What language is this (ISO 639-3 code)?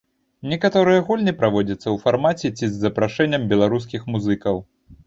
bel